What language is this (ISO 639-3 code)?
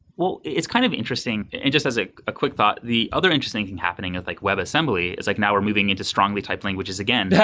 eng